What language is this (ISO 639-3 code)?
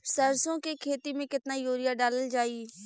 bho